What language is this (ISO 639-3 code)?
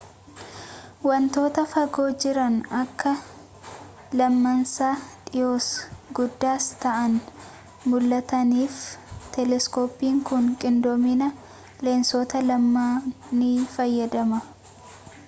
orm